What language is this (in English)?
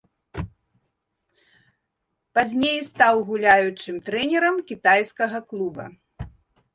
Belarusian